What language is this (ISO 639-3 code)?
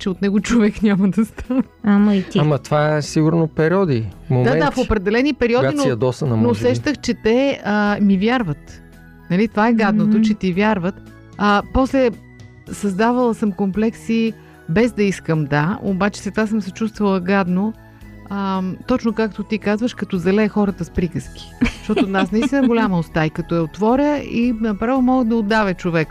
bul